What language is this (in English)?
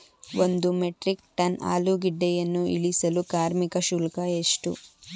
Kannada